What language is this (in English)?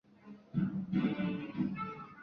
Chinese